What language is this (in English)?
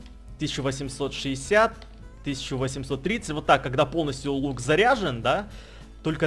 Russian